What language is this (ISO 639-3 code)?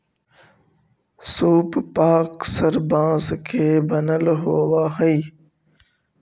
mag